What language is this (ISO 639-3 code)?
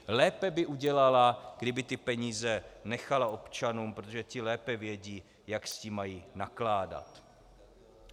ces